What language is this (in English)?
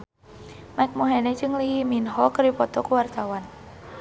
Sundanese